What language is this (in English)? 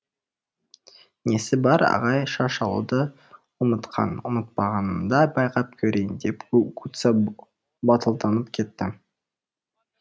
Kazakh